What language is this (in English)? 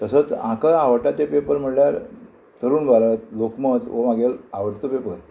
Konkani